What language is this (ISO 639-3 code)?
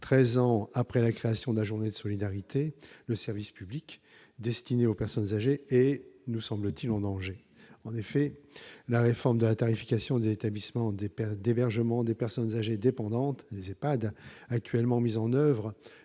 fra